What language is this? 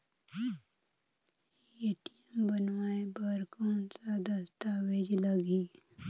Chhattisgarhi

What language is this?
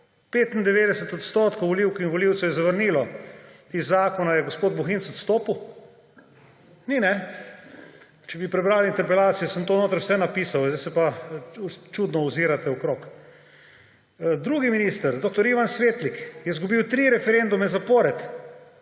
Slovenian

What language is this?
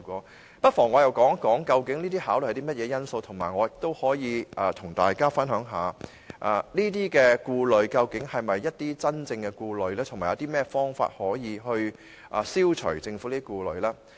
Cantonese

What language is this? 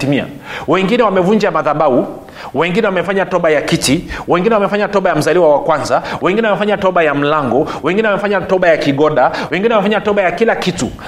Swahili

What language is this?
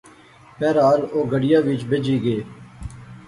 Pahari-Potwari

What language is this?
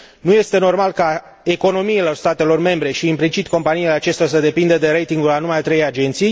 Romanian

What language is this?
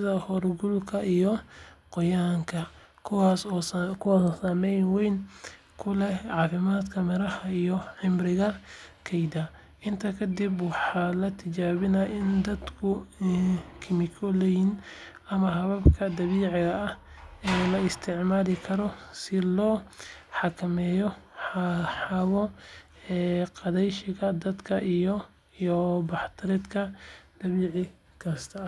Somali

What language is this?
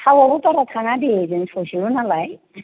Bodo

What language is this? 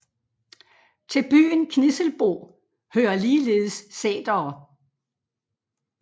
Danish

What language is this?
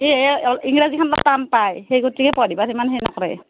Assamese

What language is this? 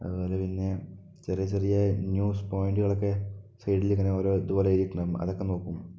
Malayalam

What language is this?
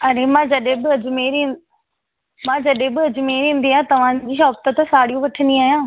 Sindhi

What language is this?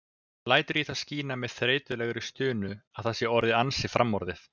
Icelandic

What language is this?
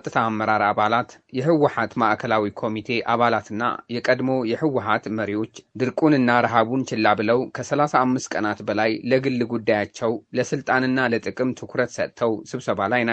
Amharic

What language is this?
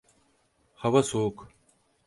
Turkish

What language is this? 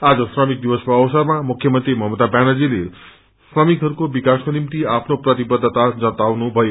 Nepali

